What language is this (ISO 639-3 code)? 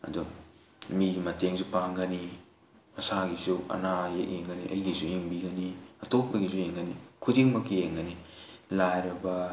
mni